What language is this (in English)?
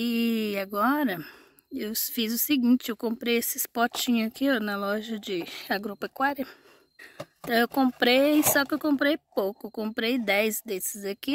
Portuguese